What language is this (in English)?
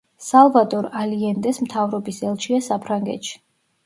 Georgian